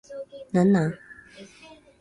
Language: Japanese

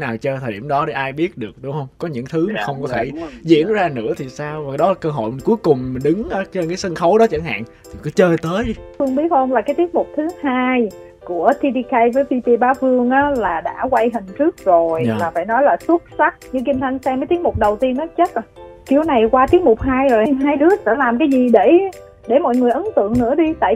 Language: Vietnamese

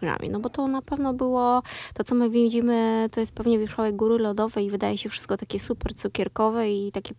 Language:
Polish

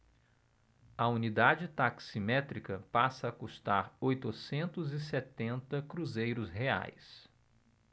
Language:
Portuguese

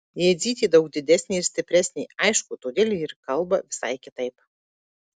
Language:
Lithuanian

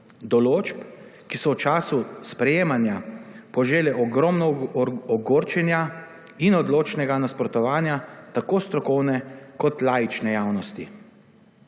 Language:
Slovenian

